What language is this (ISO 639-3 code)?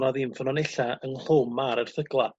cym